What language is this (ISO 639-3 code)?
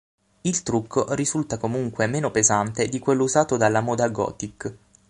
ita